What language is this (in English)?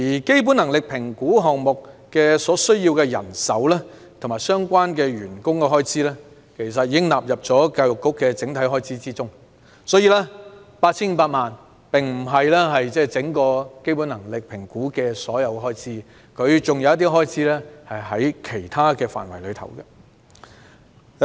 Cantonese